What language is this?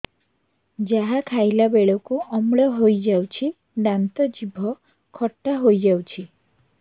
Odia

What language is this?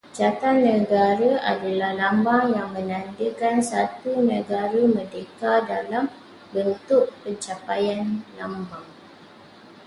Malay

